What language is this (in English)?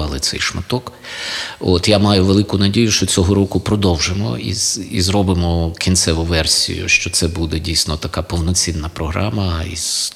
Ukrainian